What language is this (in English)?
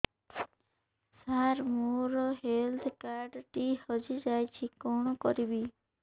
Odia